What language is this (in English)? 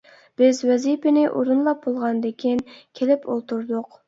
Uyghur